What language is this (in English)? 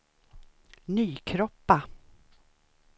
Swedish